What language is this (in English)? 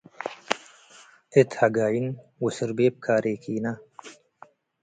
Tigre